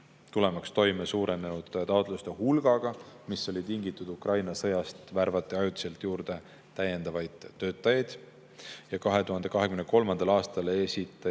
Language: Estonian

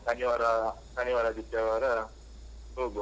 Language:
Kannada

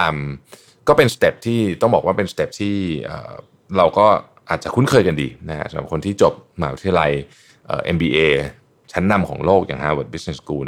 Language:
Thai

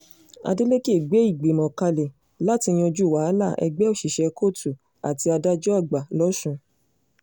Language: Yoruba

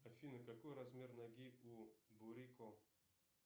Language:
Russian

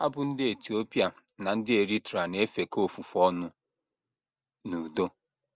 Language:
Igbo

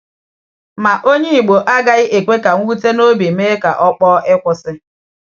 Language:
Igbo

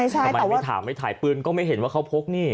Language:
Thai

